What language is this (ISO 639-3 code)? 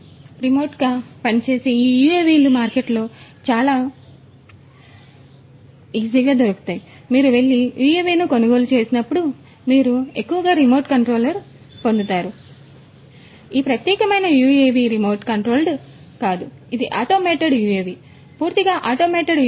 tel